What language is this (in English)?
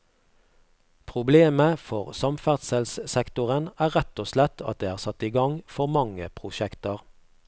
Norwegian